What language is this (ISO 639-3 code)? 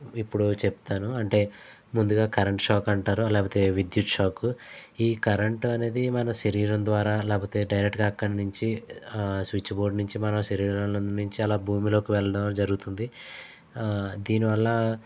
tel